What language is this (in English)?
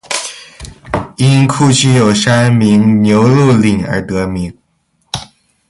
Chinese